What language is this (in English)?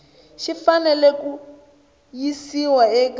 Tsonga